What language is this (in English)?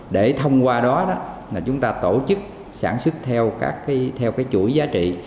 Vietnamese